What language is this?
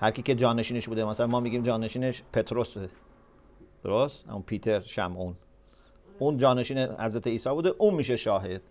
Persian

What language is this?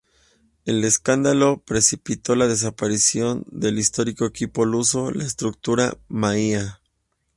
Spanish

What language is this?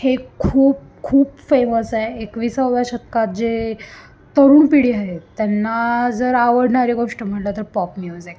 Marathi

